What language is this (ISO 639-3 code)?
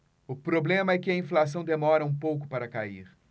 por